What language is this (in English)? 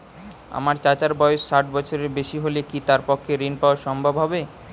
Bangla